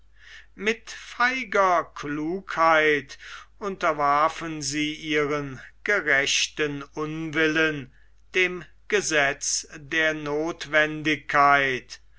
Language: German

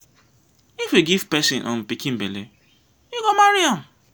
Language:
Nigerian Pidgin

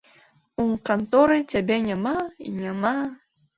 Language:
Belarusian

